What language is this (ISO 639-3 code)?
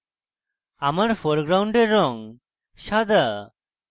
ben